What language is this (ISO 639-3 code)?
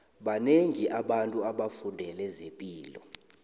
nbl